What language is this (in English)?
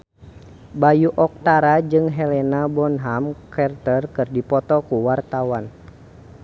Sundanese